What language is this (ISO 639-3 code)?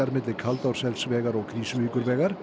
isl